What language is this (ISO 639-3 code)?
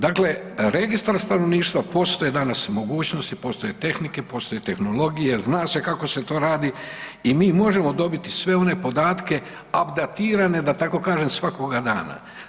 hrv